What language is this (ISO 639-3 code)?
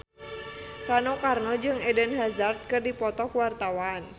sun